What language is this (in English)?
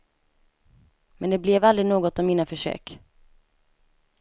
Swedish